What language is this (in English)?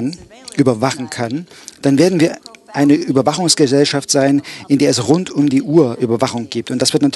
German